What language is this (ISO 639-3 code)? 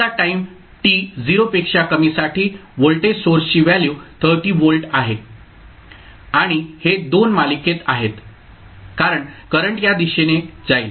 mar